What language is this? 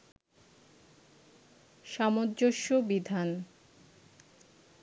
Bangla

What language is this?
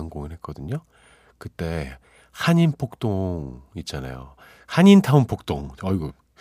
Korean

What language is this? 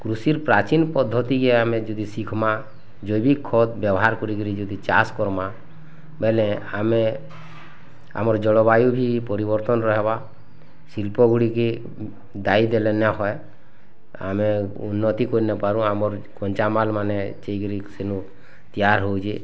Odia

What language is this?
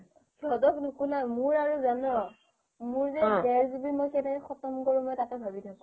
Assamese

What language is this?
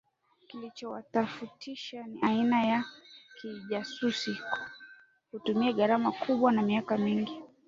Swahili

